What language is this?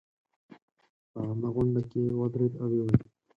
Pashto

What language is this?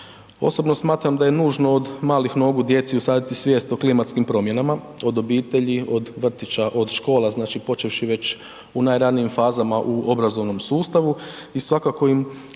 Croatian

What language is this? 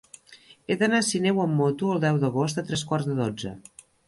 Catalan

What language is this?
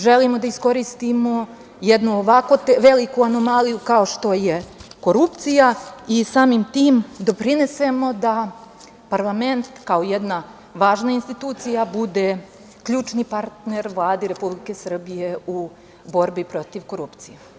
Serbian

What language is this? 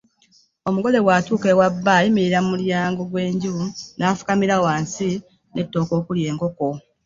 Ganda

